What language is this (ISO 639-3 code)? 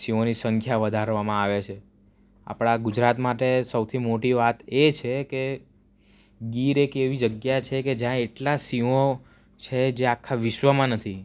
guj